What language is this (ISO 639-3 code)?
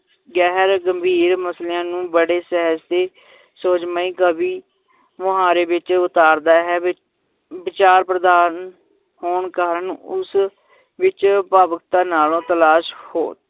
pan